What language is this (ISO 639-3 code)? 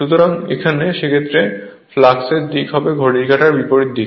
ben